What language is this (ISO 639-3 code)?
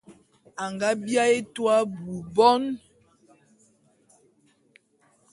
bum